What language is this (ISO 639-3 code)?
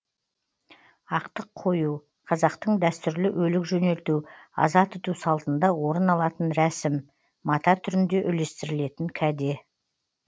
kaz